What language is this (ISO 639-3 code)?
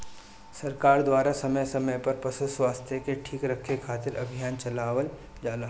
bho